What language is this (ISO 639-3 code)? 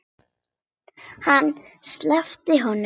isl